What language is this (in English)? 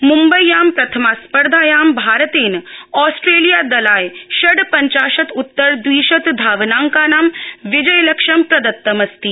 Sanskrit